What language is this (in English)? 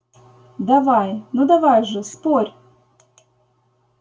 Russian